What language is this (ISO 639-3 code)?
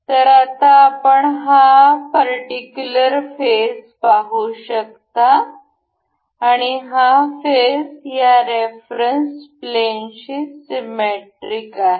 mar